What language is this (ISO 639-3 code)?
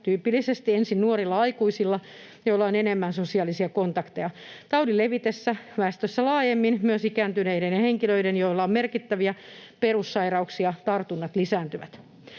fin